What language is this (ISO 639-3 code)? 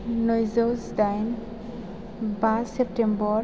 brx